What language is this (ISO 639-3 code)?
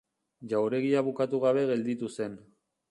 eus